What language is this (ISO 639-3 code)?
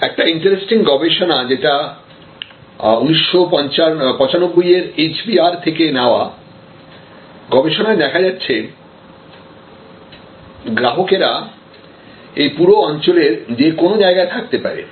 ben